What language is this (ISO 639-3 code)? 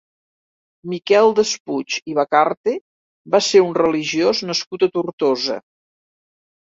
cat